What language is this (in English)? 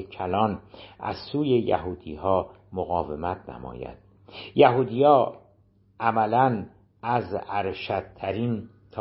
Persian